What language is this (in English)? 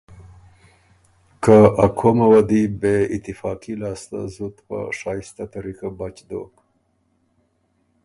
Ormuri